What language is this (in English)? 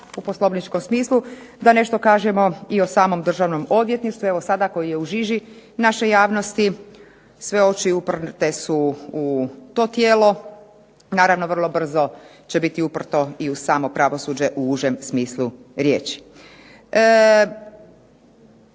Croatian